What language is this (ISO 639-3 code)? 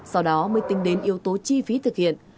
vie